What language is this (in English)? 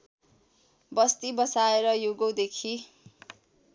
Nepali